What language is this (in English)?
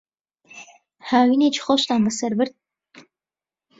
Central Kurdish